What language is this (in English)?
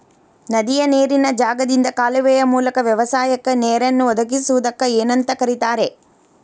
Kannada